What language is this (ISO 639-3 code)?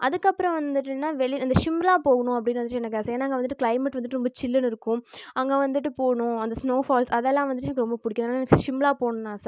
tam